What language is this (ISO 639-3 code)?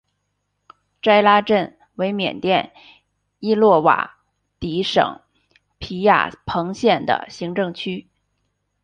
zho